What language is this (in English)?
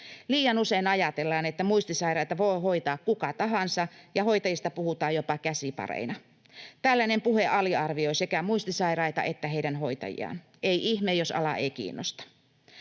Finnish